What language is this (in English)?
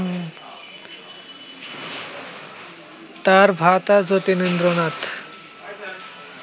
Bangla